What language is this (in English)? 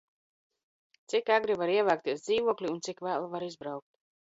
Latvian